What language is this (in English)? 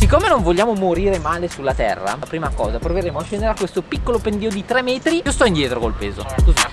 Italian